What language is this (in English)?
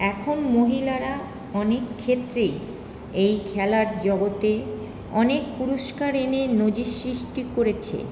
Bangla